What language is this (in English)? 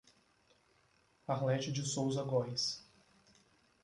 Portuguese